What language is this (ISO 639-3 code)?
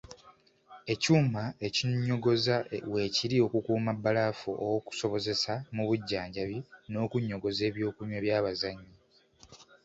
lug